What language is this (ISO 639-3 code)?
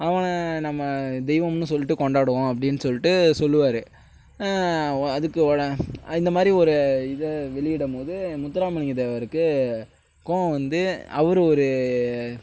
tam